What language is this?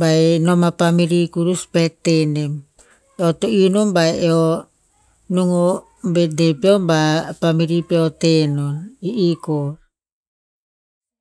Tinputz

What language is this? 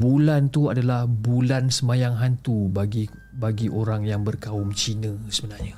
Malay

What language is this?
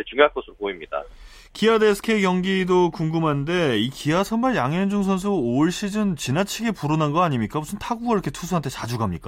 Korean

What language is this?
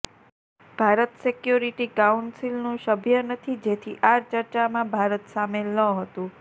Gujarati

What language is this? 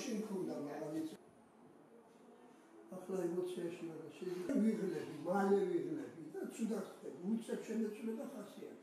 Romanian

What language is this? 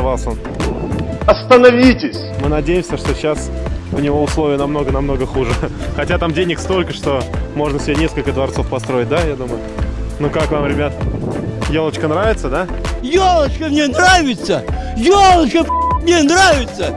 Russian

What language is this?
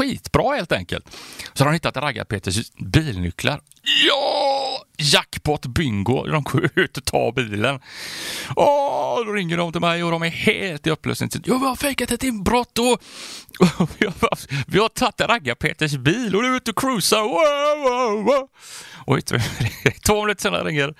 Swedish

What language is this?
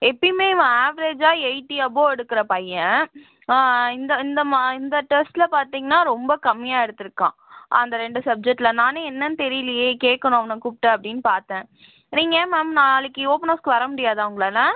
Tamil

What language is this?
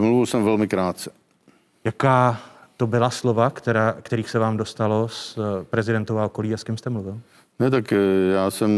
Czech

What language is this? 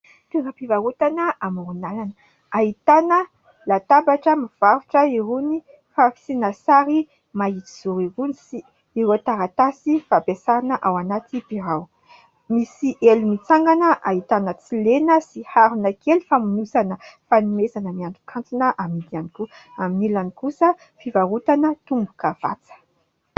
Malagasy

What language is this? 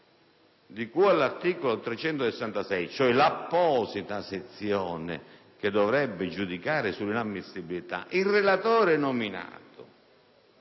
Italian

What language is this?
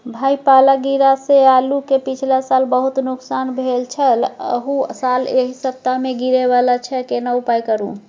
Maithili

